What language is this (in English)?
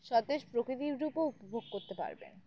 Bangla